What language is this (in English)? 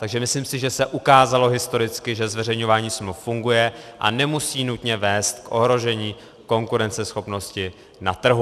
Czech